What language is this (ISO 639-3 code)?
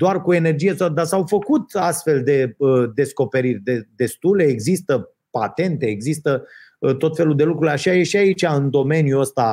ron